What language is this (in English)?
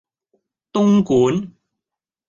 Cantonese